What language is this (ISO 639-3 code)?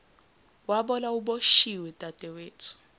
zul